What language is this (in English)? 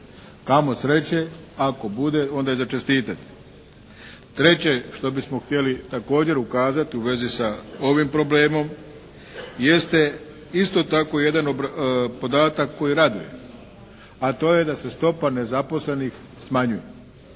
Croatian